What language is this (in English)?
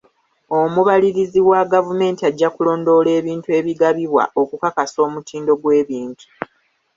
Ganda